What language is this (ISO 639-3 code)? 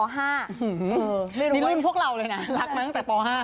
tha